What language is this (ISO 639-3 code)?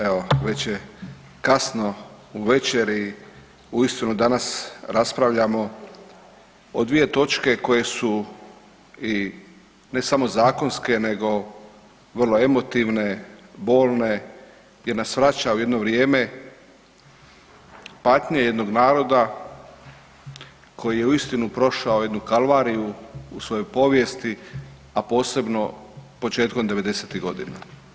hrv